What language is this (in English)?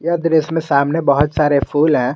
Hindi